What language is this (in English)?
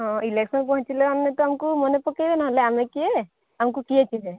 Odia